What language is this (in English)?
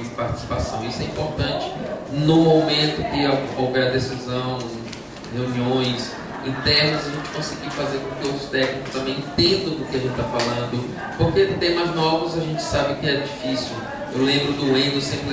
Portuguese